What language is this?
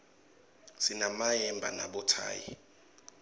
Swati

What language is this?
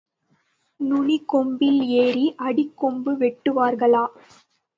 Tamil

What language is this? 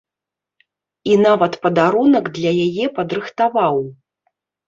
Belarusian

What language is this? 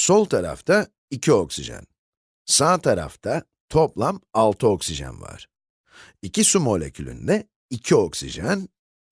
Turkish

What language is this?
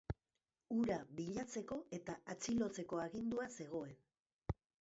Basque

